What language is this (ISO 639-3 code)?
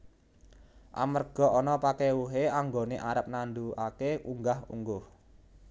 jav